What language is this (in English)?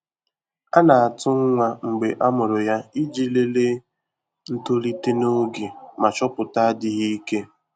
Igbo